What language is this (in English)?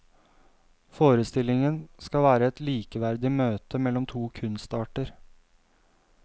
Norwegian